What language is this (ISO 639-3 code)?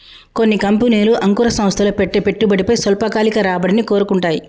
tel